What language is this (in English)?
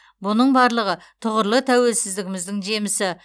Kazakh